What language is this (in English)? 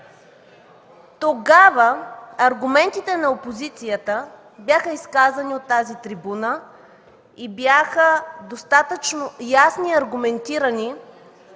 Bulgarian